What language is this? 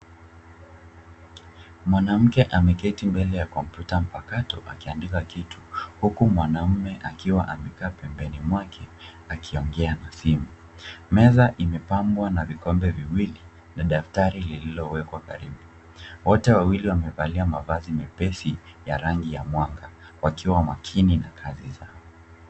Swahili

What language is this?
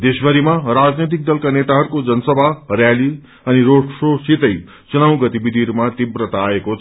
Nepali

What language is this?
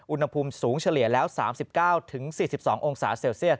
Thai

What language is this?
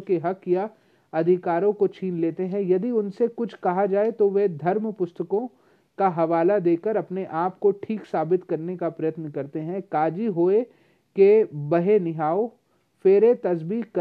Hindi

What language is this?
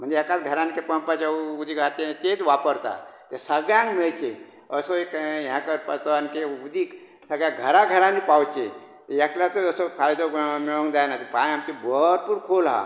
Konkani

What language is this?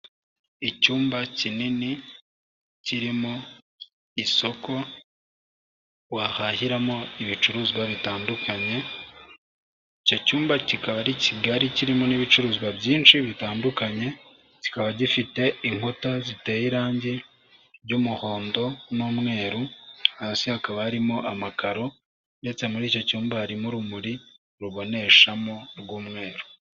Kinyarwanda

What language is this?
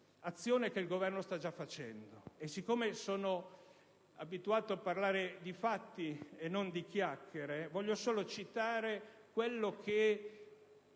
Italian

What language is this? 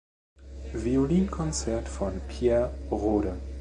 German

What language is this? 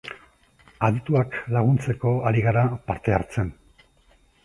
Basque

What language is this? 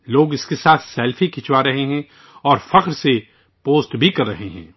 Urdu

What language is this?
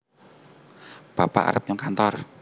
Javanese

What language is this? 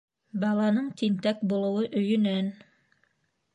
Bashkir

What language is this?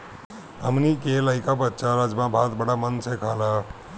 Bhojpuri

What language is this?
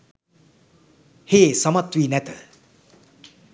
Sinhala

